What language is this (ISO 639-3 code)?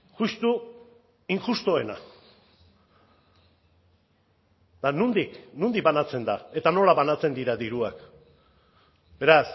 eus